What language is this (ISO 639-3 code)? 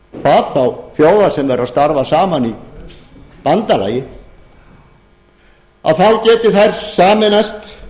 isl